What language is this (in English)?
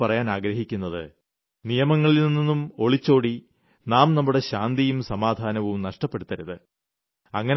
Malayalam